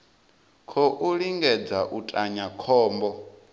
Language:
Venda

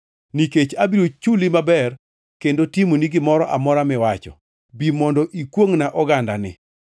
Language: Luo (Kenya and Tanzania)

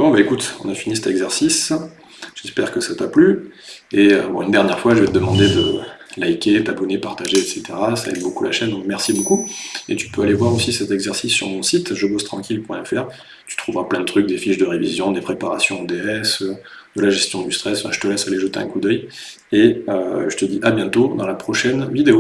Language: French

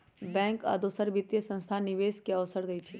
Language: Magahi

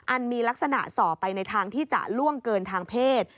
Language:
Thai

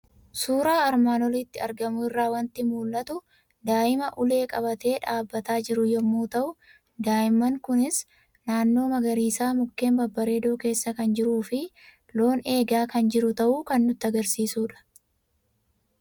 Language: Oromo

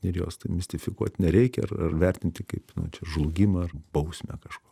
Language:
Lithuanian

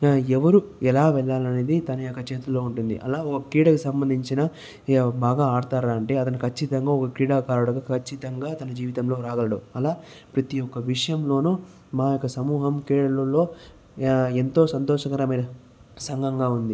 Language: Telugu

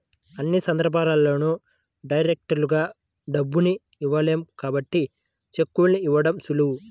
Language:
Telugu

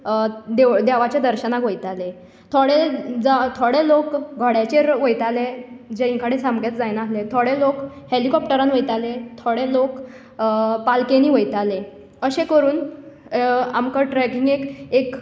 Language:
Konkani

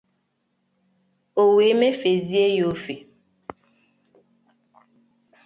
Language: Igbo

